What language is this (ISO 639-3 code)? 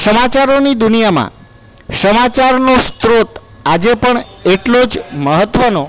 guj